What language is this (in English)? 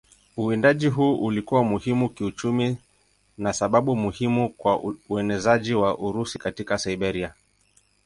Swahili